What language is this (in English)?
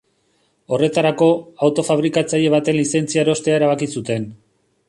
Basque